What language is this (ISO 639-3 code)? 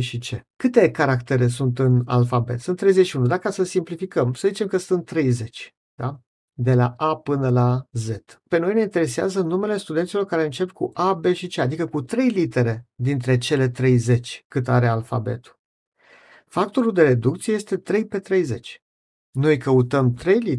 ron